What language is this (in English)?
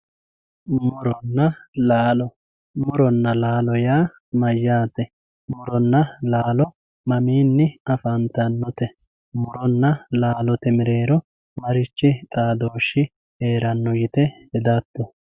Sidamo